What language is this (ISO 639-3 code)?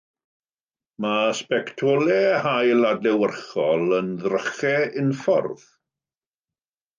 cym